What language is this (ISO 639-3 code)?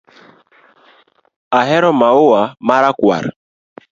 luo